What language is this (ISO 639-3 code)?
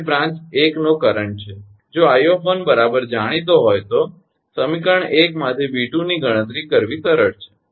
guj